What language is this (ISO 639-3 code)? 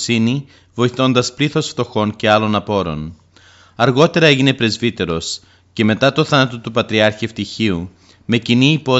ell